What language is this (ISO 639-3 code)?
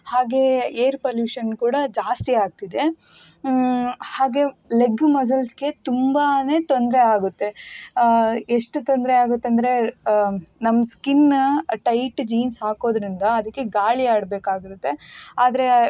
kan